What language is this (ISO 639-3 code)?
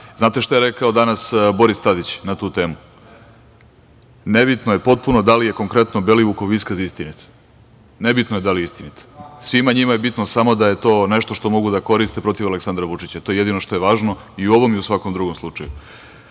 srp